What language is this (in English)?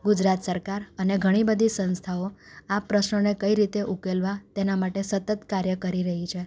Gujarati